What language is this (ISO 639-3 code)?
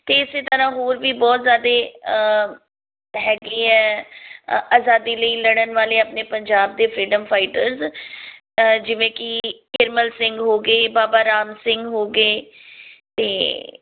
pan